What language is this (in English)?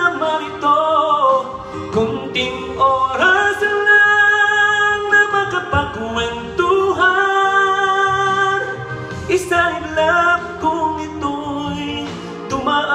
Vietnamese